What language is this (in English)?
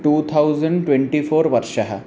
Sanskrit